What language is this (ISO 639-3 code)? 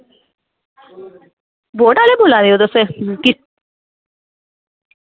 doi